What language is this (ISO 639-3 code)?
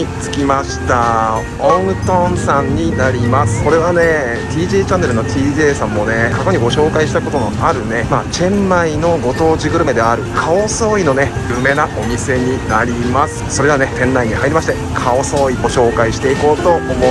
jpn